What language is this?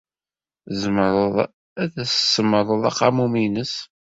Kabyle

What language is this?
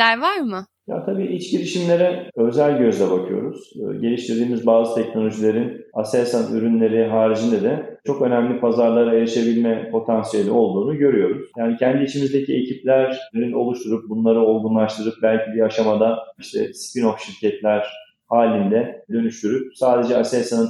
Turkish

